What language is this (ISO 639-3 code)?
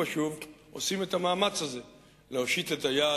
heb